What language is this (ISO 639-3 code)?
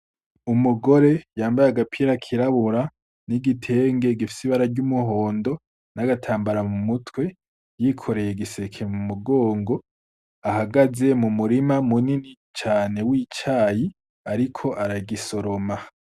run